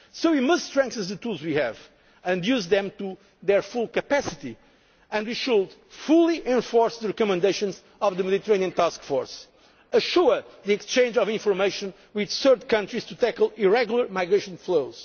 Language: English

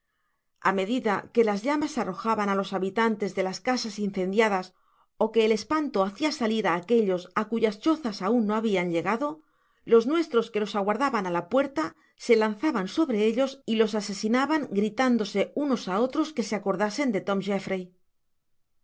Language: Spanish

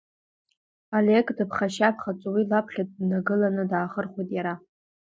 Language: Abkhazian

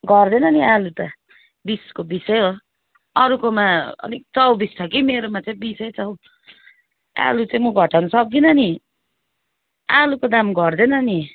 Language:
Nepali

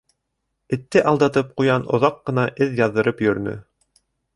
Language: Bashkir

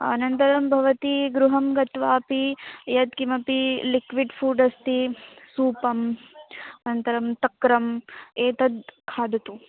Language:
Sanskrit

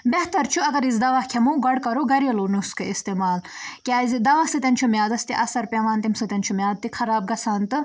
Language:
Kashmiri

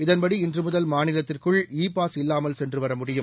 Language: Tamil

